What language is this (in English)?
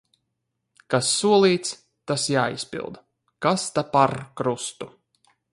Latvian